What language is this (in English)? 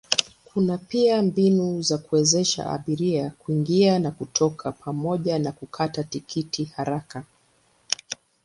Swahili